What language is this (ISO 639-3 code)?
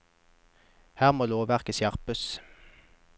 nor